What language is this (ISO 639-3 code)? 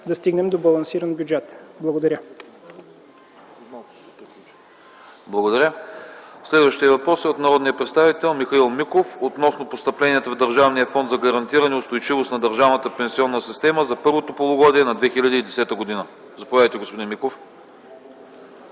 bul